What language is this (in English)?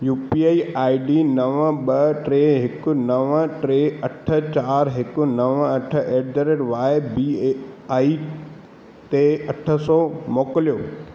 Sindhi